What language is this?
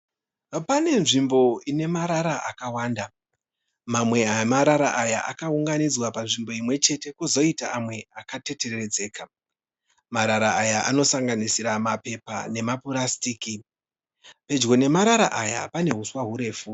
Shona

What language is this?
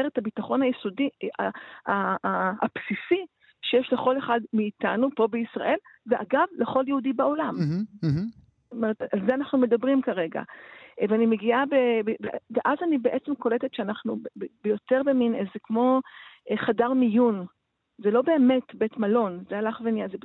Hebrew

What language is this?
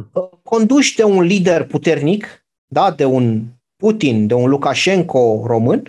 Romanian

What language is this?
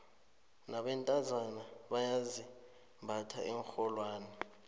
South Ndebele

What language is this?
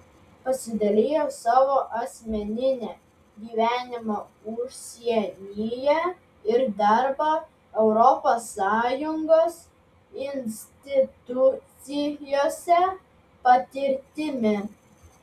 Lithuanian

